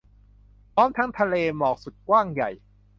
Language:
Thai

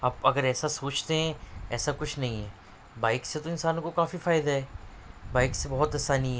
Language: Urdu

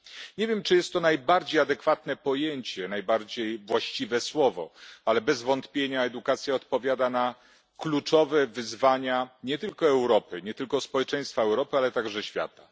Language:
Polish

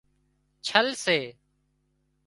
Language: Wadiyara Koli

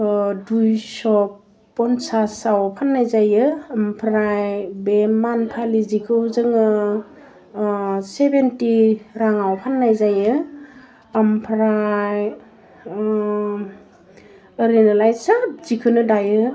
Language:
Bodo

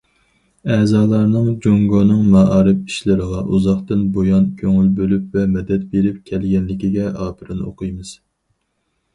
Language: Uyghur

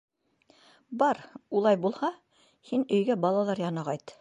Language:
Bashkir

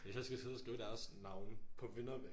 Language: Danish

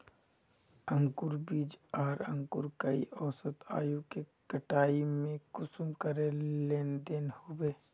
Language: Magahi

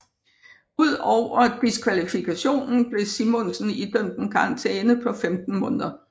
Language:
Danish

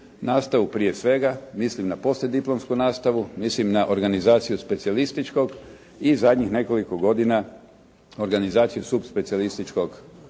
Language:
Croatian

